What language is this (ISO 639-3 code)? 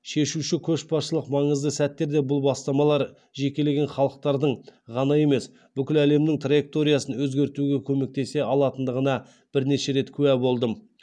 kaz